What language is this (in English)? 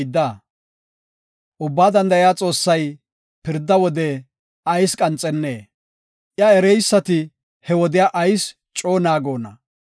Gofa